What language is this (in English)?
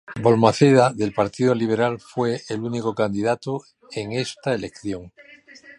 Spanish